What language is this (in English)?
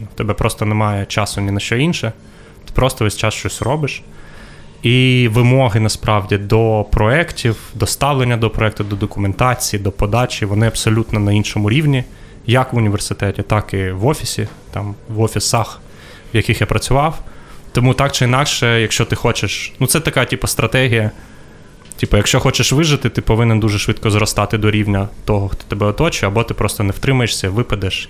Ukrainian